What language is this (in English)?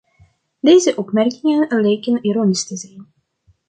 Dutch